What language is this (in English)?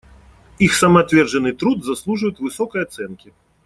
Russian